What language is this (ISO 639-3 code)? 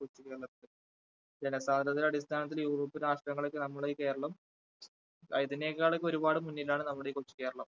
mal